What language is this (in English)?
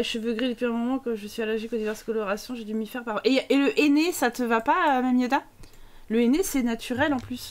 French